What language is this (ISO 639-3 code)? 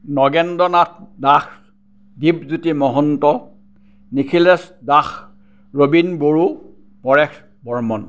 asm